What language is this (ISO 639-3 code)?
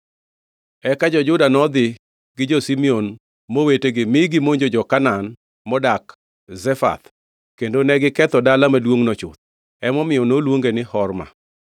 luo